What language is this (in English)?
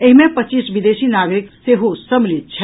Maithili